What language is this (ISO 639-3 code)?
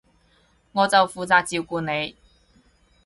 yue